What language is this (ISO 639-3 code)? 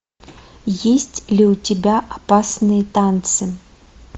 rus